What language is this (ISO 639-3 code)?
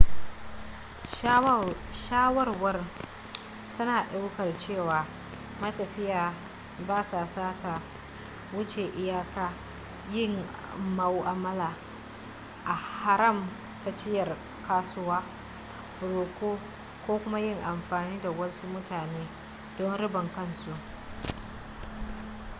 hau